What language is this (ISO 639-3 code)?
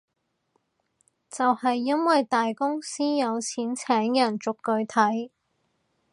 yue